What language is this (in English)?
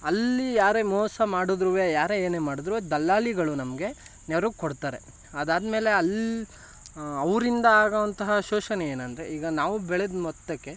Kannada